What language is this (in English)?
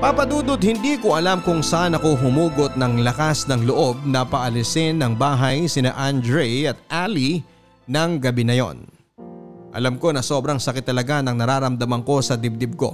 Filipino